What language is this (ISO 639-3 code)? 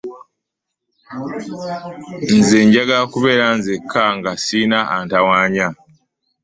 lug